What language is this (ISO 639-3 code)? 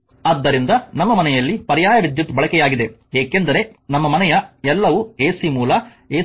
kan